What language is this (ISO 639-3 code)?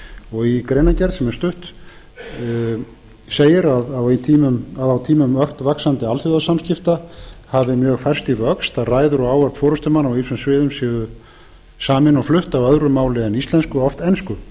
isl